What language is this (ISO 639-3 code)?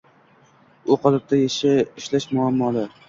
uzb